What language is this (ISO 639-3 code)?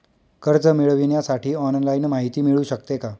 mar